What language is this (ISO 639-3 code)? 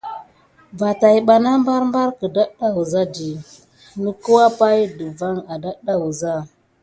gid